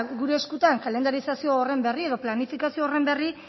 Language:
Basque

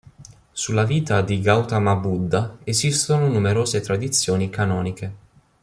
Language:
Italian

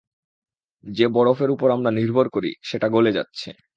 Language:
Bangla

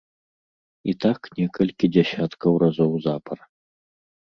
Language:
Belarusian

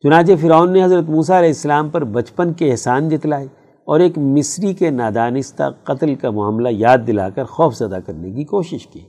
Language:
Urdu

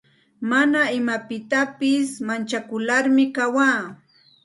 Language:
Santa Ana de Tusi Pasco Quechua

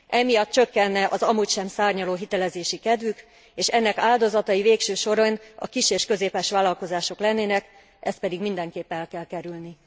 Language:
Hungarian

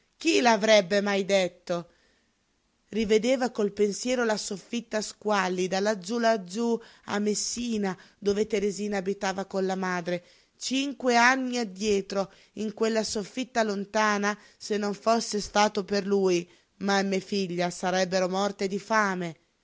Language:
Italian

